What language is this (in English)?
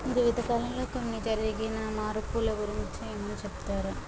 Telugu